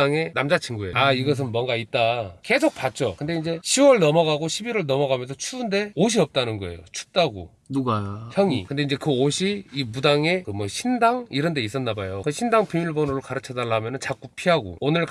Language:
Korean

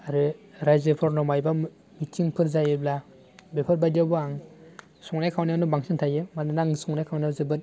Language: Bodo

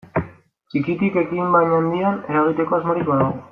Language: Basque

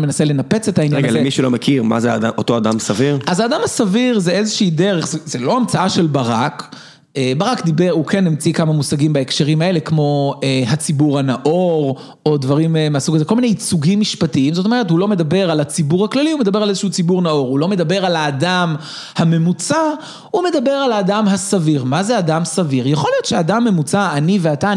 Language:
Hebrew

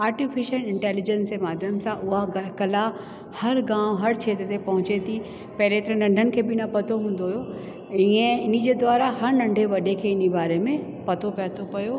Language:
Sindhi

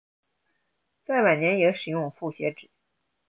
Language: Chinese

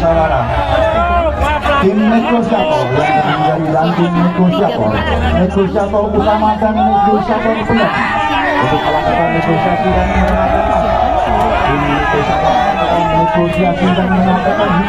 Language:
Indonesian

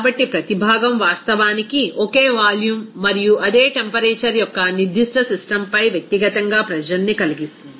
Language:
Telugu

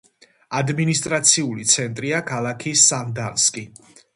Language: Georgian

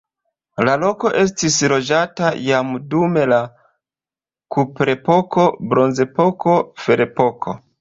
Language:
Esperanto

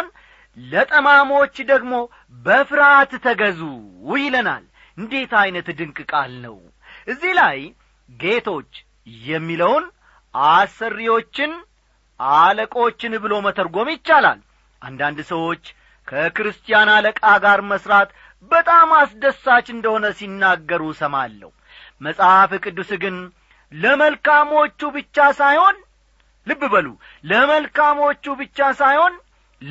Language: Amharic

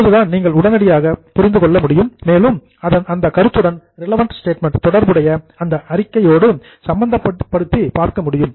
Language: Tamil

